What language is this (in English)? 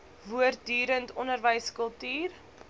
Afrikaans